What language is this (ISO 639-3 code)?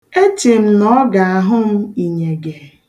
ibo